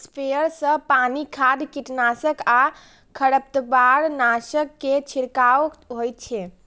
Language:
Maithili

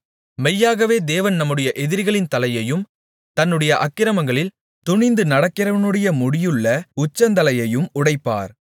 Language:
Tamil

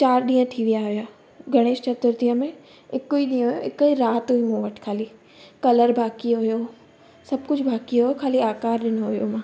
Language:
Sindhi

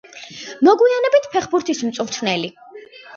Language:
Georgian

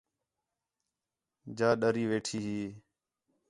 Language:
Khetrani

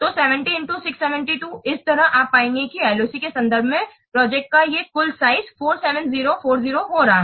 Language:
Hindi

